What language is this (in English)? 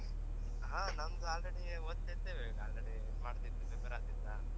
Kannada